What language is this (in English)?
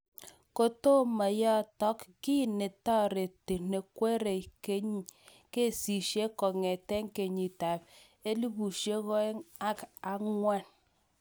Kalenjin